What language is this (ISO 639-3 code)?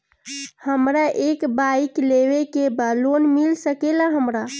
bho